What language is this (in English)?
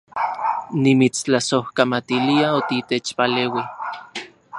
Central Puebla Nahuatl